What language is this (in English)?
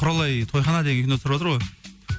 Kazakh